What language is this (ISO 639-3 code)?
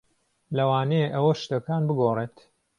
ckb